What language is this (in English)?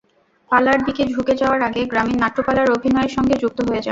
Bangla